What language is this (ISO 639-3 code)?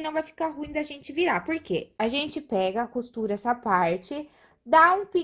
por